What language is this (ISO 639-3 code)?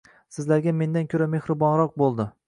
uzb